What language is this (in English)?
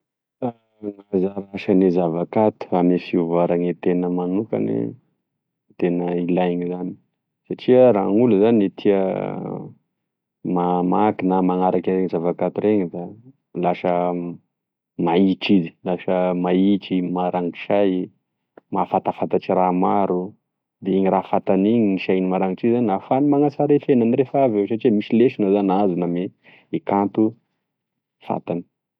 Tesaka Malagasy